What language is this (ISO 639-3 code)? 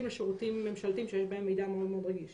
heb